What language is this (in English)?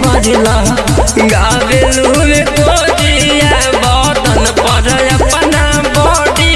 Hindi